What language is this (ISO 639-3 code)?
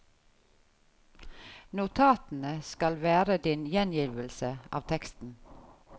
nor